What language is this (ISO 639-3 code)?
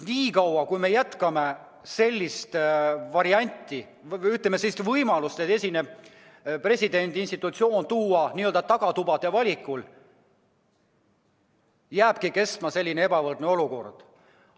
est